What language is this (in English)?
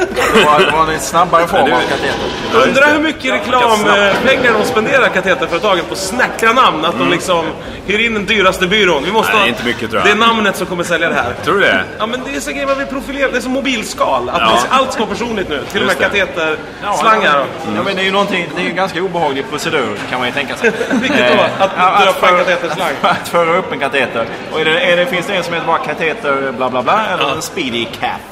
Swedish